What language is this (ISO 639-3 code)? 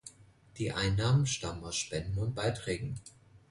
deu